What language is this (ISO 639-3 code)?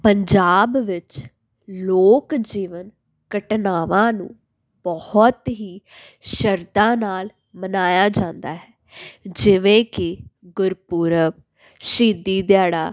pan